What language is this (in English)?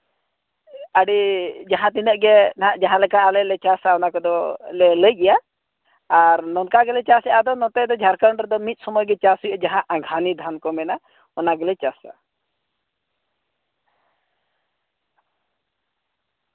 Santali